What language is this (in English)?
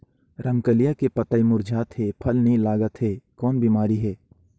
Chhattisgarhi